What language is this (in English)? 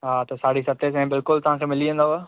Sindhi